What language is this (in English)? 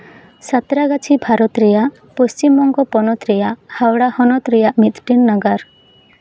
Santali